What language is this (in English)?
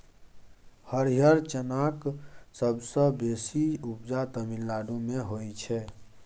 Maithili